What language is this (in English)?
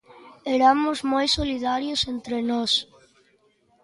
Galician